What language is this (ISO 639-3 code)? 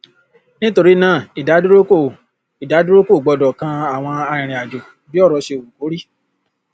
yor